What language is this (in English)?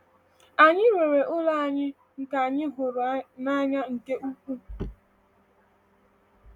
Igbo